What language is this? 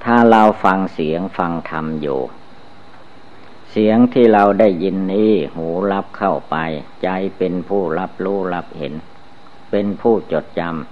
Thai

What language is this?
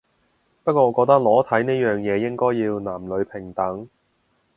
Cantonese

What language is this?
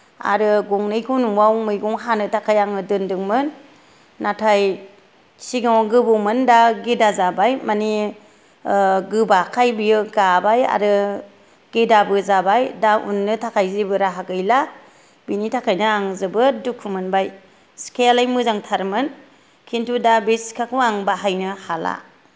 Bodo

